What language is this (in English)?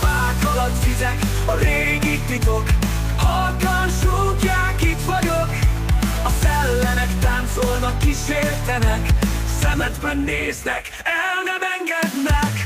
Hungarian